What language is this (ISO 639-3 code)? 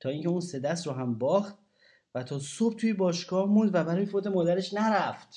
fas